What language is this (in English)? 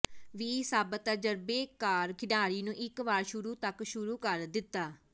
Punjabi